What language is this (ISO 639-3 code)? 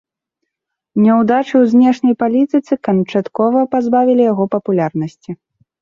bel